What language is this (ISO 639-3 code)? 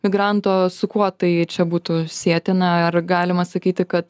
lit